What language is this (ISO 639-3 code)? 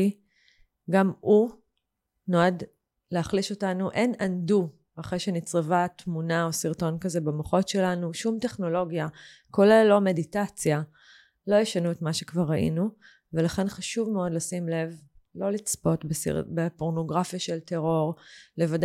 heb